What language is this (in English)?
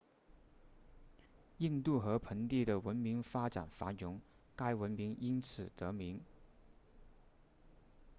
Chinese